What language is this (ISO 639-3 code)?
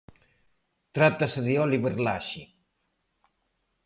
glg